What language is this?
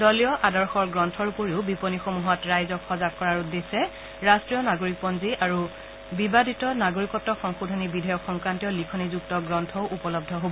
Assamese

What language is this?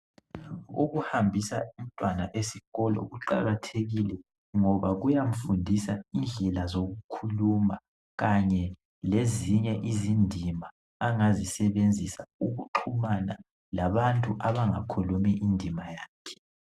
North Ndebele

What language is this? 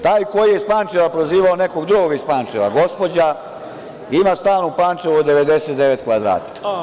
Serbian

